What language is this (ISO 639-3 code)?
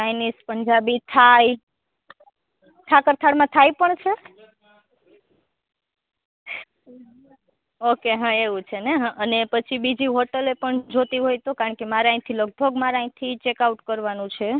guj